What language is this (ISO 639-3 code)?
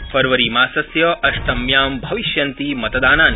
san